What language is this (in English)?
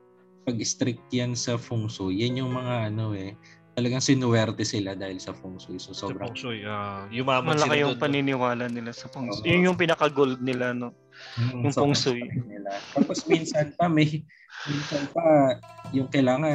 Filipino